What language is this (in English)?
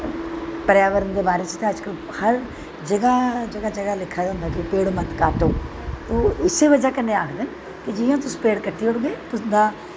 Dogri